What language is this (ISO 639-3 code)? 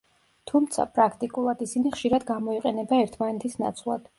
kat